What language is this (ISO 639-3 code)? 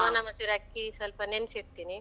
kan